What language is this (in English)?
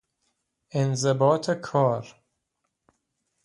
Persian